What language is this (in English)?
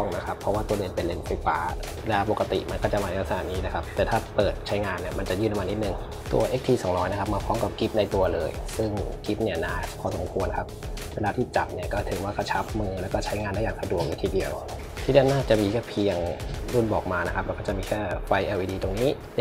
Thai